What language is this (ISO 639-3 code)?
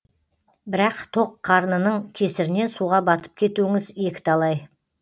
kaz